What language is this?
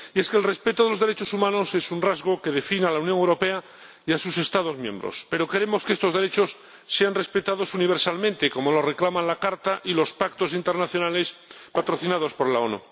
Spanish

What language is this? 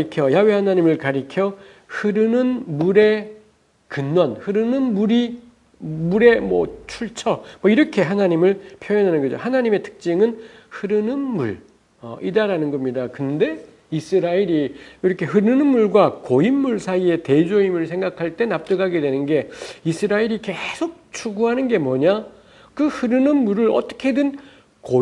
Korean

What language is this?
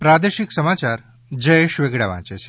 Gujarati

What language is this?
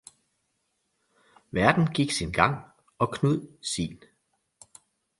Danish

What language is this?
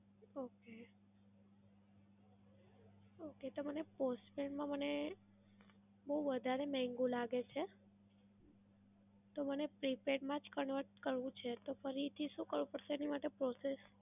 Gujarati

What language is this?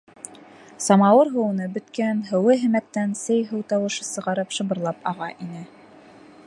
Bashkir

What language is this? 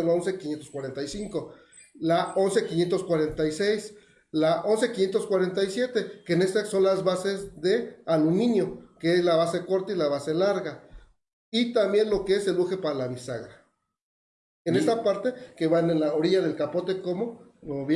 Spanish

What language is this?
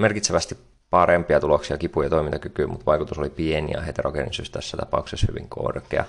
Finnish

